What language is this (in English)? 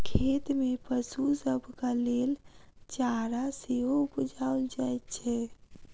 Maithili